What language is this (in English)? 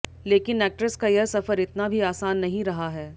Hindi